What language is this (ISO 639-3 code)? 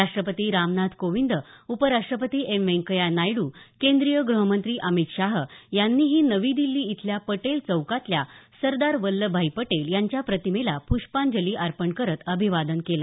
mar